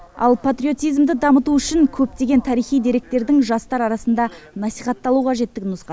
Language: Kazakh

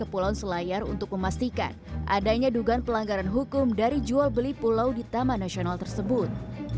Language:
Indonesian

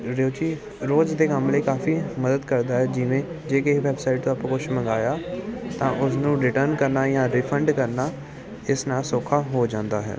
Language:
Punjabi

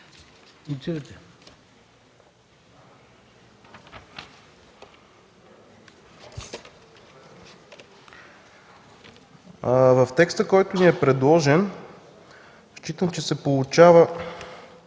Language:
Bulgarian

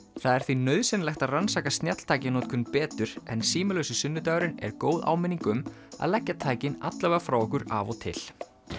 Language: Icelandic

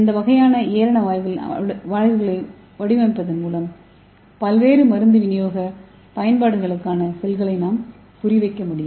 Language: Tamil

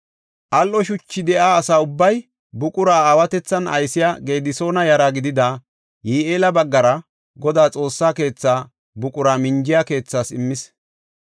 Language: Gofa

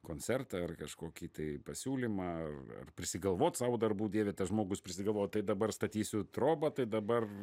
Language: Lithuanian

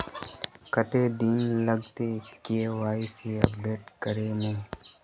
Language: Magahi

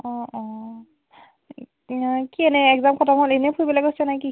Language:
Assamese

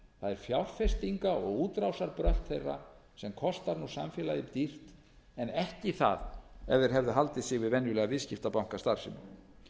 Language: Icelandic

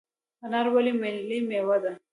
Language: Pashto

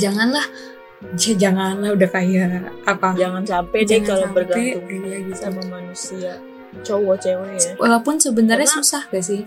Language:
Indonesian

